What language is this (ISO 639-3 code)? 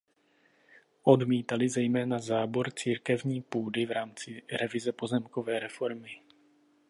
ces